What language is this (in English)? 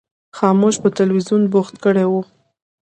Pashto